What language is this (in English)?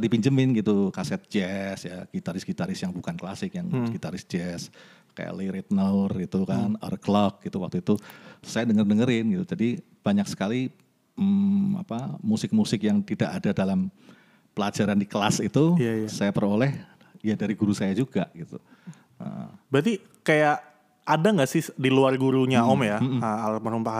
Indonesian